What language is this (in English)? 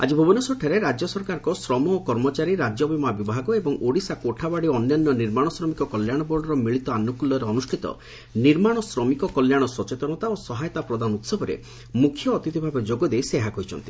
Odia